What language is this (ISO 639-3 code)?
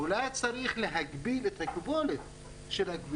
heb